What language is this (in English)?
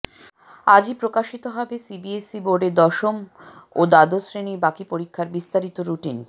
Bangla